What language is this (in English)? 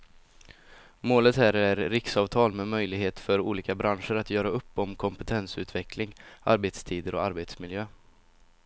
Swedish